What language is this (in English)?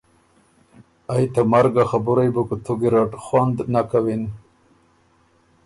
Ormuri